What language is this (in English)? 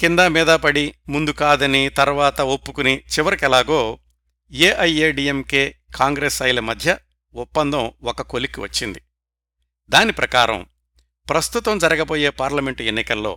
Telugu